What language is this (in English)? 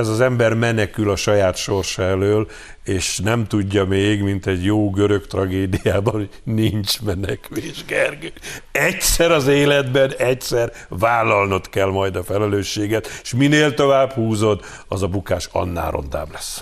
Hungarian